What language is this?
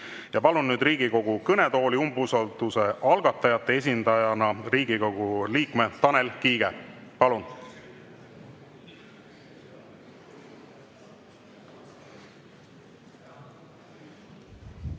Estonian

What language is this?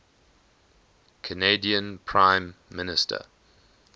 English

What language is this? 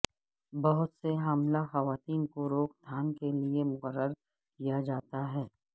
Urdu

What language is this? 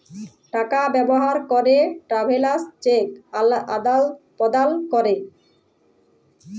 Bangla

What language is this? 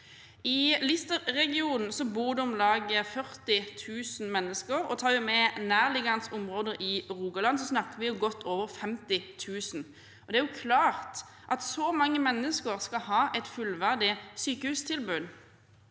Norwegian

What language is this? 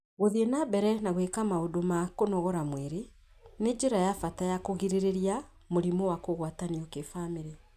Kikuyu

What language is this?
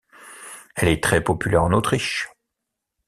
French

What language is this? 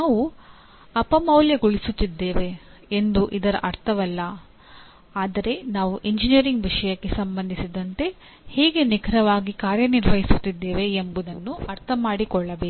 Kannada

